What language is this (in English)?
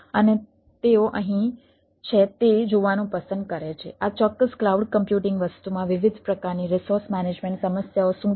Gujarati